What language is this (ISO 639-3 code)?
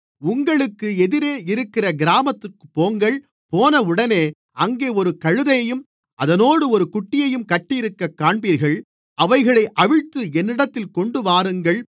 tam